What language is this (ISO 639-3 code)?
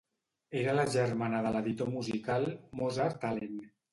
cat